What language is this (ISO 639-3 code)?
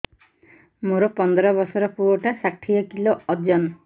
ori